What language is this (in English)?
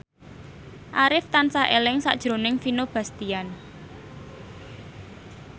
Javanese